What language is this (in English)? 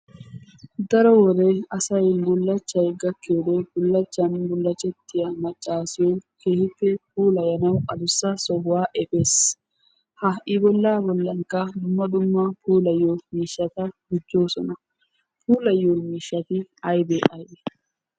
Wolaytta